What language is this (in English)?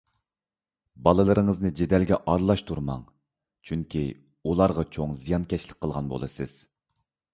Uyghur